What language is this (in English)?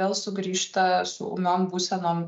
Lithuanian